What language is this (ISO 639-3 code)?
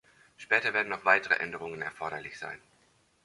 deu